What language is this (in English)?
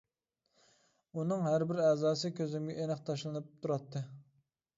Uyghur